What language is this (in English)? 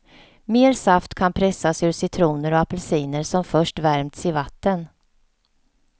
Swedish